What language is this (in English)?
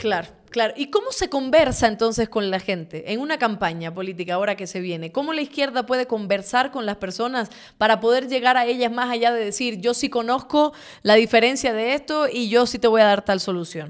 Spanish